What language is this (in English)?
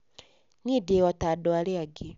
Kikuyu